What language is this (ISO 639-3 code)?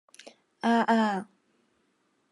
yue